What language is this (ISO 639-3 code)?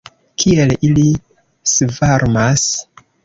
epo